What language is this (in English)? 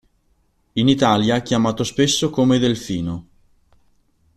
Italian